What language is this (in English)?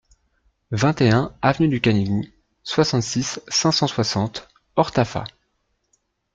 French